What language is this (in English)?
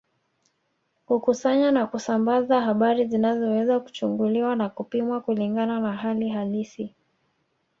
Swahili